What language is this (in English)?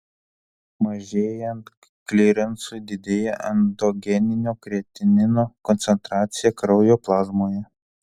Lithuanian